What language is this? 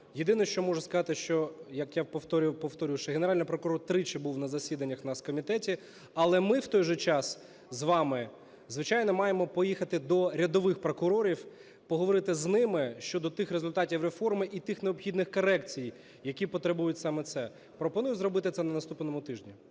Ukrainian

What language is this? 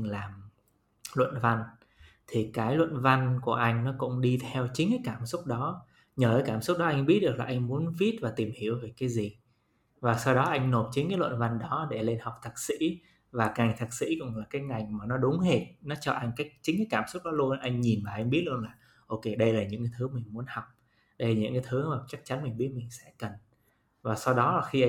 Vietnamese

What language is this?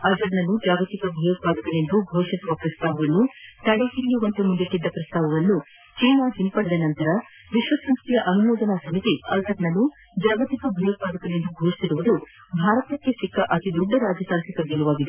Kannada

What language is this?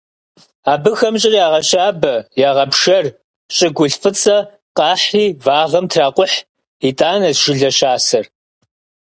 Kabardian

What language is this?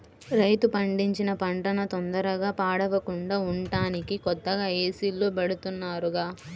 Telugu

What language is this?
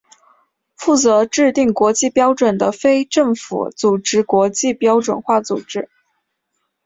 Chinese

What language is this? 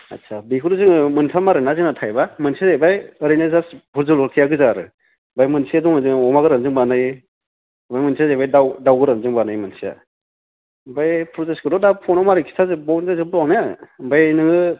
Bodo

